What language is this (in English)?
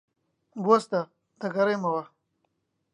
Central Kurdish